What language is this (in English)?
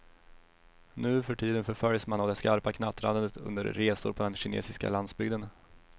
Swedish